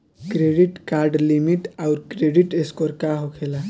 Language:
Bhojpuri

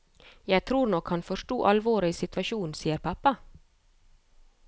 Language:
Norwegian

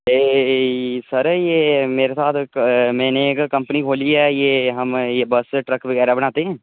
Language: Dogri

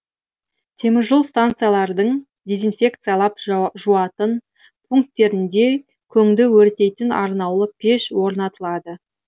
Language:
Kazakh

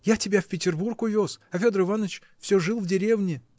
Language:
Russian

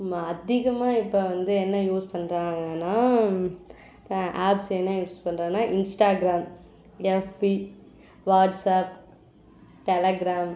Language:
Tamil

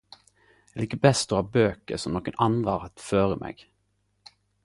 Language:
Norwegian Nynorsk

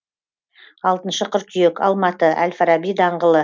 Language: Kazakh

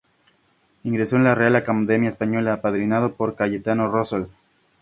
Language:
Spanish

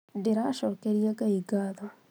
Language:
Kikuyu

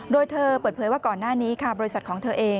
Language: Thai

